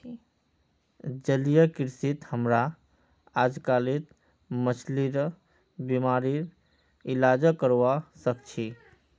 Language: Magahi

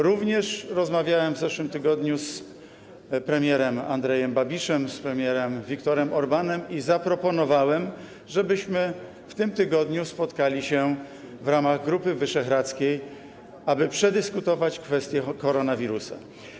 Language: Polish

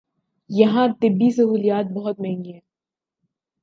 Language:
Urdu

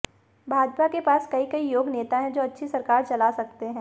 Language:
Hindi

